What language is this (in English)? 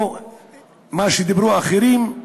Hebrew